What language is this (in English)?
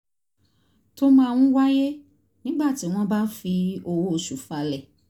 Yoruba